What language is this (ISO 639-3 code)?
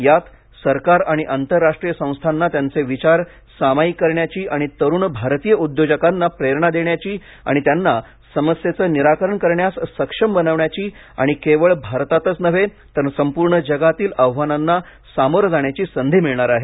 mar